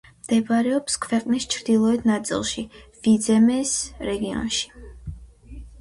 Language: Georgian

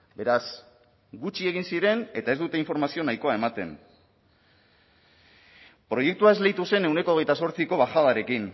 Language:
Basque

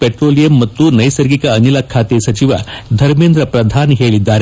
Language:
Kannada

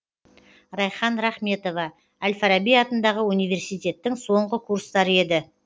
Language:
Kazakh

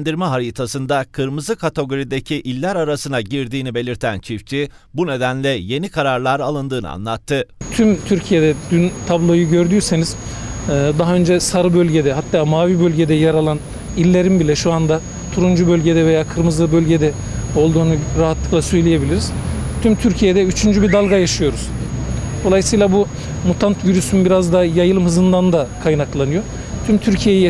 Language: Turkish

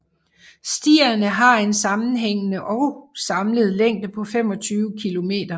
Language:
Danish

